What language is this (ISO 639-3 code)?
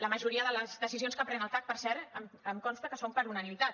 cat